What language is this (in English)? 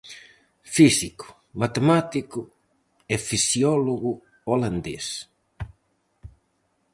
Galician